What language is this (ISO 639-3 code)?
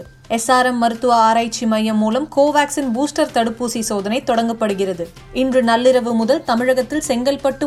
tam